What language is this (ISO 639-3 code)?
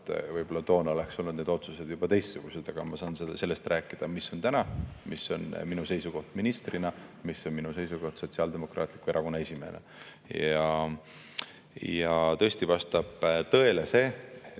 est